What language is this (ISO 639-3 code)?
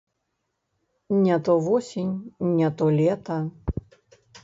bel